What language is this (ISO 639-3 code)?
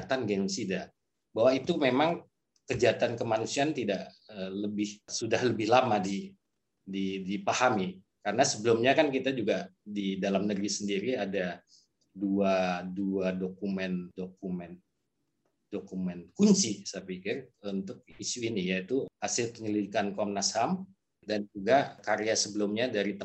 ind